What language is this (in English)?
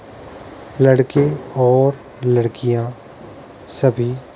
Hindi